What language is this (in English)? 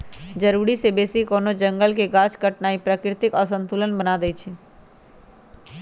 Magahi